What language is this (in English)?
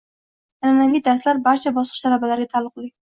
Uzbek